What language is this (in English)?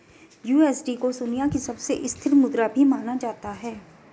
Hindi